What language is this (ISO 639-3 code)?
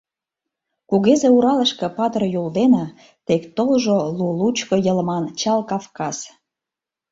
chm